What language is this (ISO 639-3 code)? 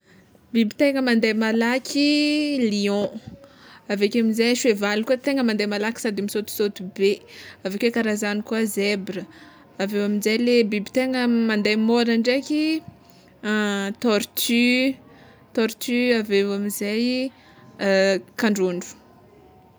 xmw